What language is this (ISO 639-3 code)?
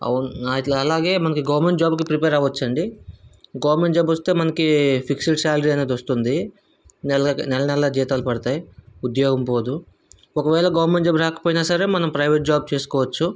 tel